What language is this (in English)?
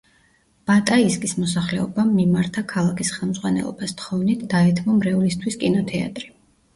Georgian